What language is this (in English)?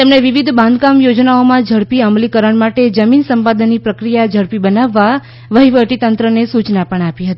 Gujarati